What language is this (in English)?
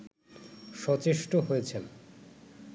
Bangla